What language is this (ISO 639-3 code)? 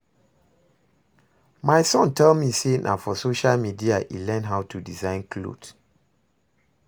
pcm